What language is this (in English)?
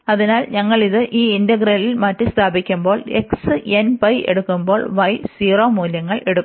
Malayalam